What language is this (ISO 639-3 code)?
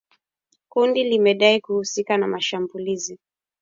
swa